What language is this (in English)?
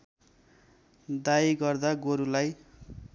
Nepali